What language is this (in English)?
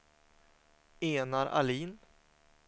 Swedish